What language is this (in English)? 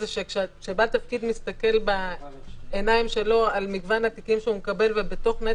Hebrew